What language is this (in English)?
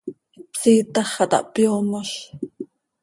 Seri